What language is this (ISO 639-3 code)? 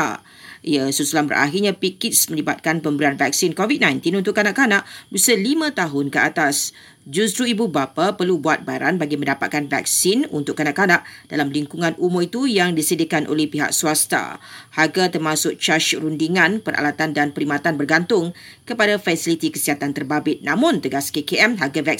msa